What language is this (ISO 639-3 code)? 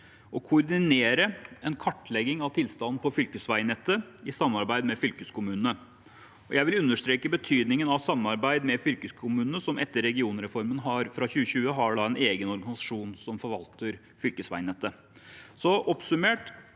nor